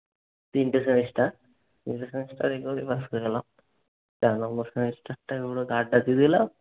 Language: Bangla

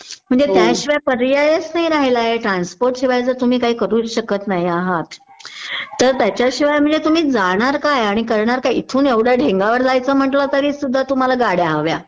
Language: Marathi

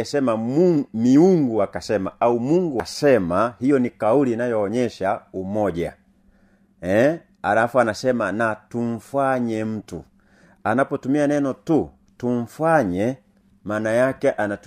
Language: Swahili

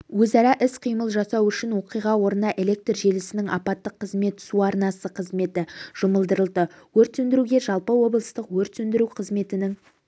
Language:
Kazakh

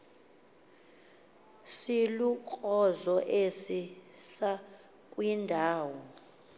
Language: Xhosa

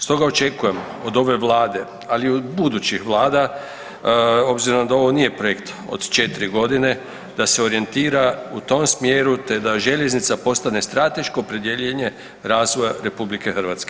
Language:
Croatian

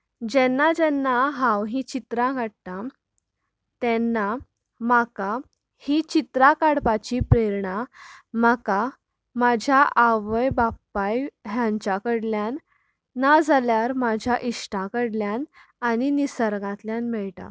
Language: Konkani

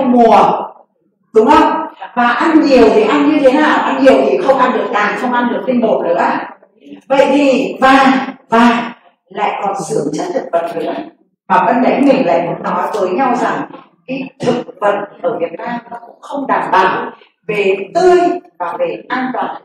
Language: Vietnamese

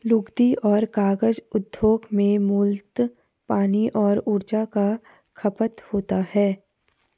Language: Hindi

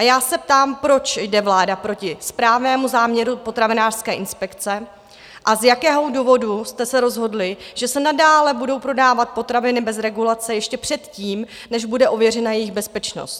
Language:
Czech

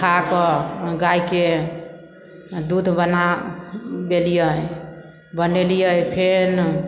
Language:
Maithili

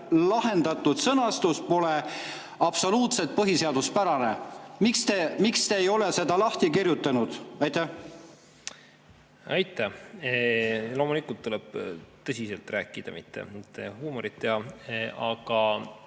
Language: Estonian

